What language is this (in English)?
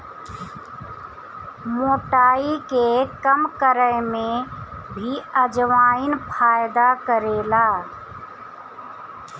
Bhojpuri